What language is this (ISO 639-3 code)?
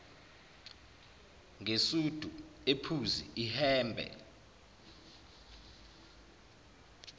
zul